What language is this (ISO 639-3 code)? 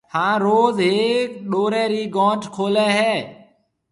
mve